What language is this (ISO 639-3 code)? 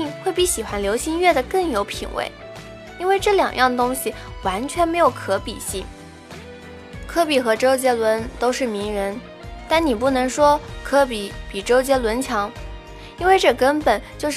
zho